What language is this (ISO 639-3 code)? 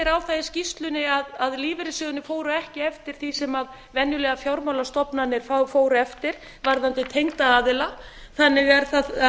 isl